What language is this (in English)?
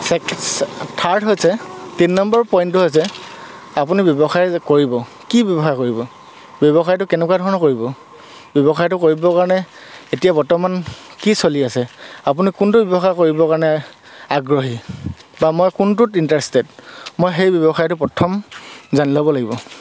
Assamese